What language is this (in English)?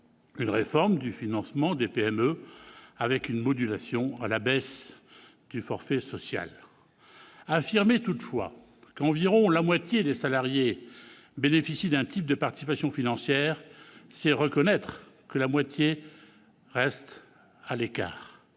French